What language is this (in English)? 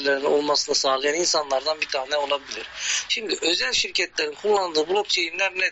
Turkish